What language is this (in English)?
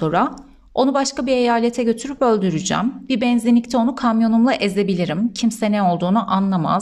Turkish